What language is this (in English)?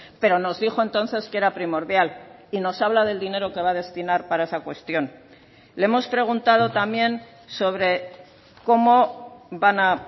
Spanish